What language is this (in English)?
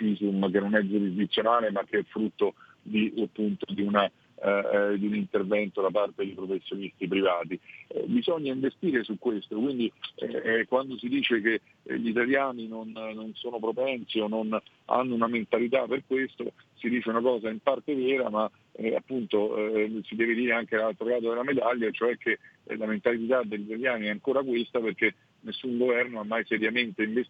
Italian